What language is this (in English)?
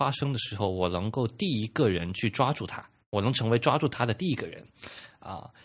Chinese